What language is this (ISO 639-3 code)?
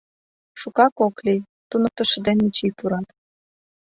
chm